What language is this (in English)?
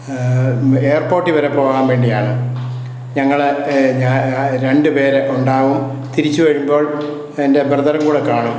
Malayalam